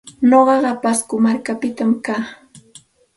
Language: Santa Ana de Tusi Pasco Quechua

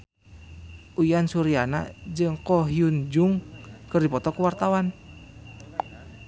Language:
Sundanese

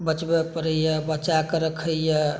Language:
Maithili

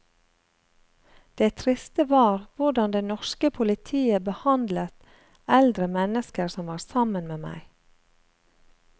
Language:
Norwegian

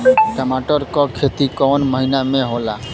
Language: Bhojpuri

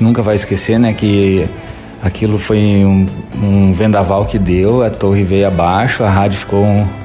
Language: Portuguese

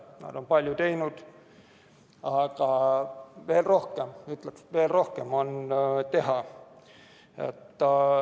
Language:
Estonian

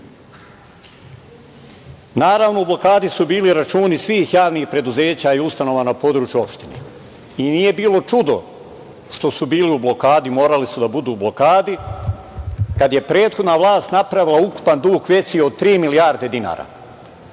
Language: Serbian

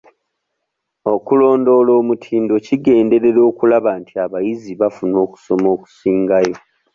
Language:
Ganda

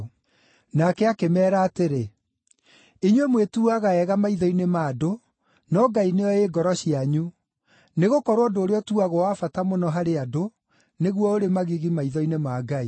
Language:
Kikuyu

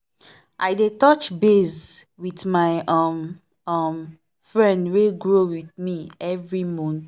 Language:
Nigerian Pidgin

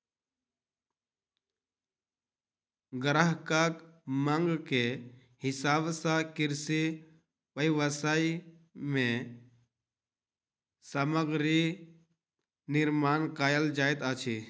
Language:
Maithili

